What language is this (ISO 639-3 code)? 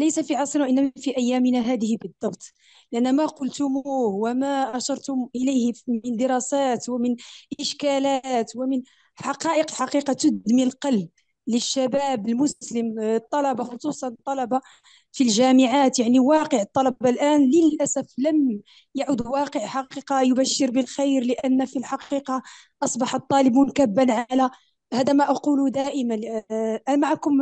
ara